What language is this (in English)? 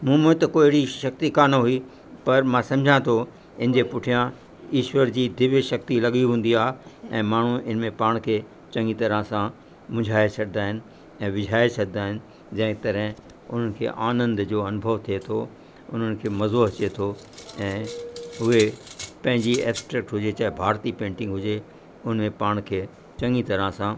Sindhi